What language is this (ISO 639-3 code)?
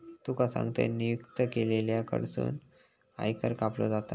mar